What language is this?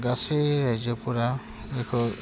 Bodo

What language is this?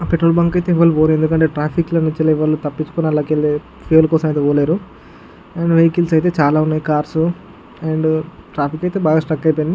Telugu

